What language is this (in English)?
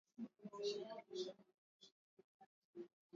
Swahili